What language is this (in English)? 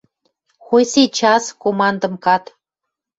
Western Mari